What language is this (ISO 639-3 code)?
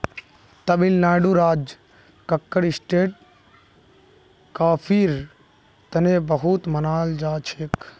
mag